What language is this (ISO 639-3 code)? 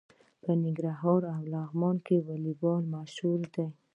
pus